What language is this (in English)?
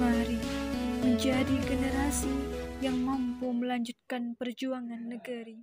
Indonesian